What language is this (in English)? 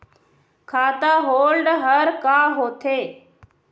Chhattisgarhi